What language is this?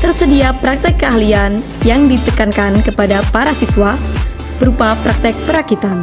Indonesian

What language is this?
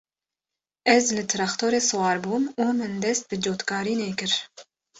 Kurdish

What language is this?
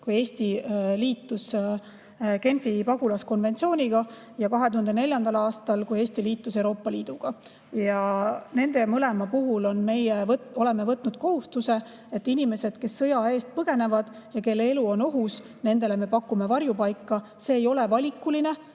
Estonian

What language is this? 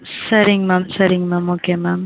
Tamil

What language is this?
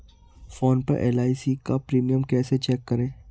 Hindi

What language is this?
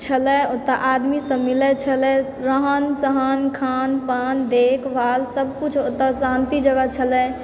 Maithili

